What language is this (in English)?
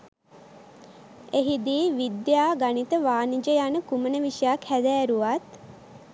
Sinhala